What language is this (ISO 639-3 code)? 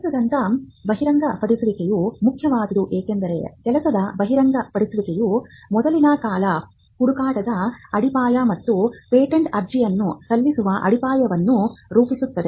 kan